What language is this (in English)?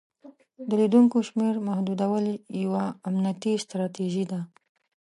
Pashto